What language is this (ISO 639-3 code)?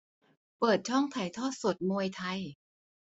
tha